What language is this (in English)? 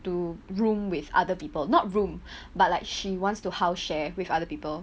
English